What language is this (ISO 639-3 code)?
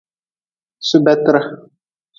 nmz